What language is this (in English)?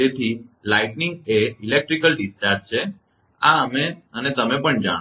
Gujarati